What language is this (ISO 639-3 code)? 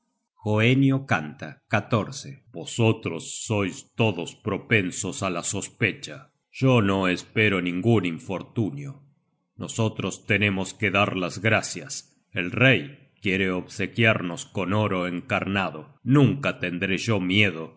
spa